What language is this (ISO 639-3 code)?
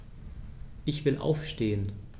deu